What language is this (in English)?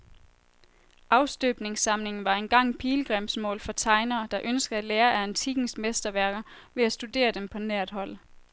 Danish